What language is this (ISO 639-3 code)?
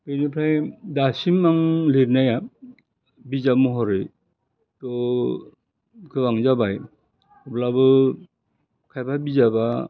brx